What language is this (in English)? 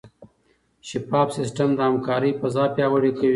Pashto